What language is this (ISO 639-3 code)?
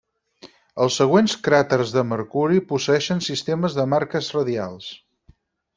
cat